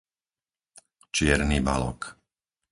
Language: Slovak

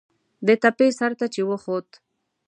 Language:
Pashto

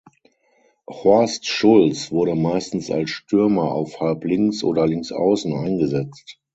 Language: German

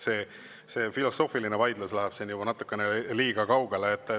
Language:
Estonian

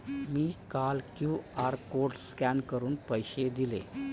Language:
Marathi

